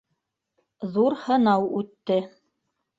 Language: Bashkir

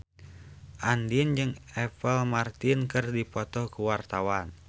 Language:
Sundanese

